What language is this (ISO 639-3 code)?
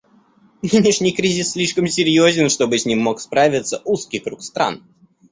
rus